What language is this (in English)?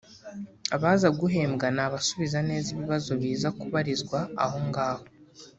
Kinyarwanda